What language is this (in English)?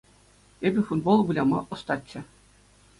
Chuvash